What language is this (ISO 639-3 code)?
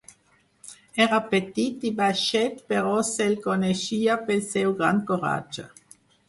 cat